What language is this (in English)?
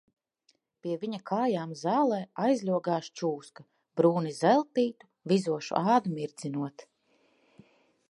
Latvian